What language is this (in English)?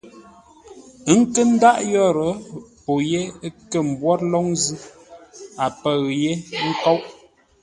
Ngombale